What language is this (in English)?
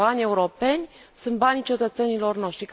Romanian